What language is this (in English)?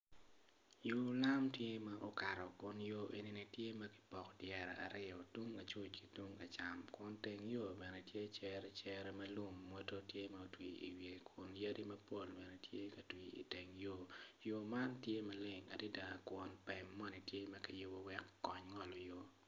Acoli